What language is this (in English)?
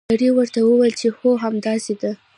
Pashto